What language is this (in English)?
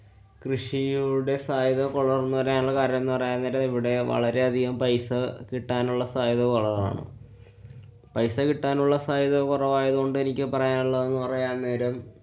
Malayalam